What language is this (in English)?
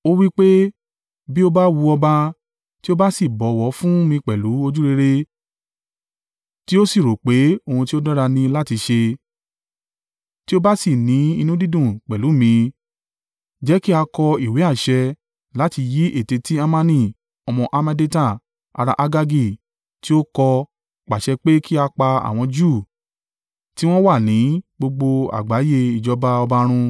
Yoruba